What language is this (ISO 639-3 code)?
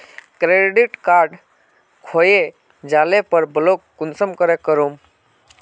mag